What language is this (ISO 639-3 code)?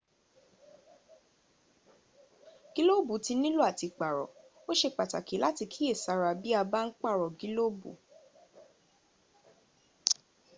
yor